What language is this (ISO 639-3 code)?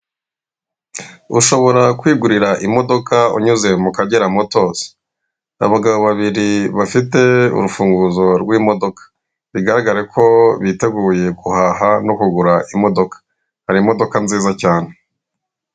kin